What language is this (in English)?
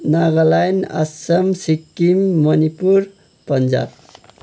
Nepali